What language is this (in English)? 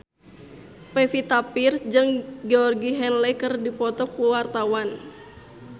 Sundanese